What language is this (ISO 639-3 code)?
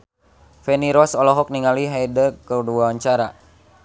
sun